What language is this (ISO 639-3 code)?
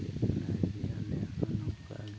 sat